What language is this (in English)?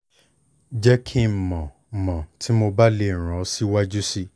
Yoruba